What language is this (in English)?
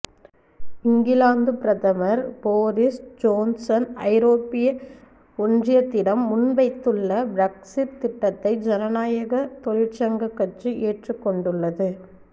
Tamil